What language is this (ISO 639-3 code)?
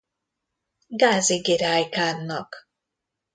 hun